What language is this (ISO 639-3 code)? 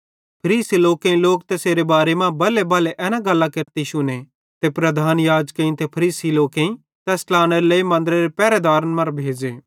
bhd